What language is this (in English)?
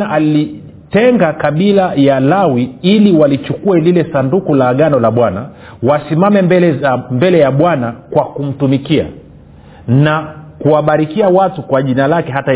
Swahili